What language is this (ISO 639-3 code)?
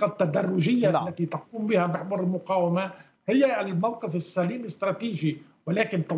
ara